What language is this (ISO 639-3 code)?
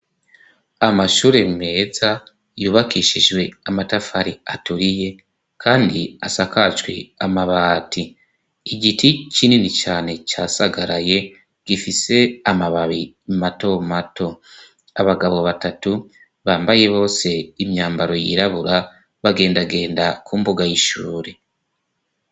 run